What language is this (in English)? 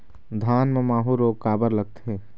Chhattisgarhi